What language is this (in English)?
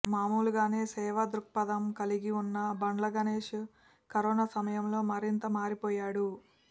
Telugu